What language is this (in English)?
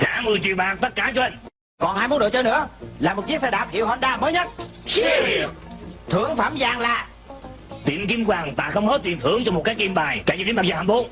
Vietnamese